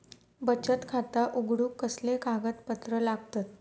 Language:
Marathi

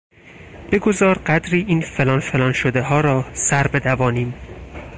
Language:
Persian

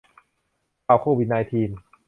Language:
Thai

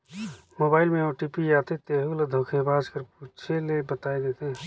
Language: Chhattisgarhi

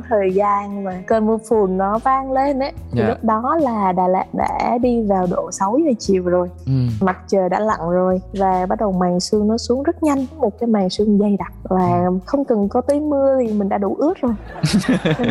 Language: Vietnamese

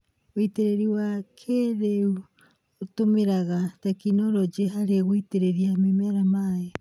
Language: Kikuyu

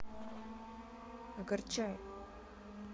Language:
Russian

